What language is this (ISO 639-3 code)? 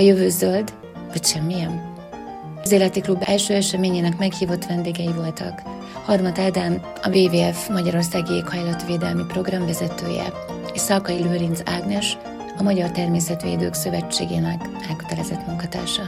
hun